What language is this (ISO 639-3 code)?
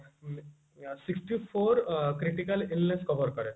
ori